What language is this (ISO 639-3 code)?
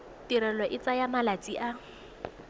tsn